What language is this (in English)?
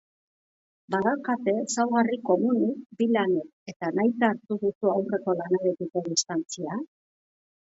Basque